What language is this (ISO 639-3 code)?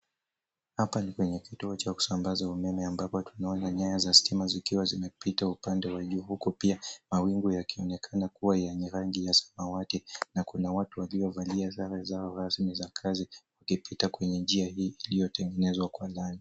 swa